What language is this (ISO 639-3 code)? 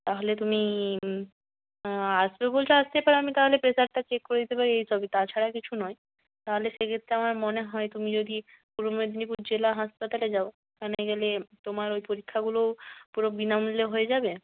ben